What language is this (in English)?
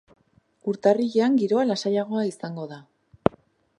Basque